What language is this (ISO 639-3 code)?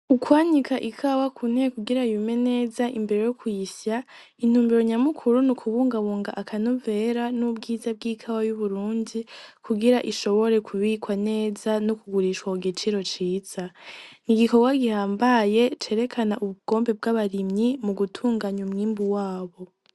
run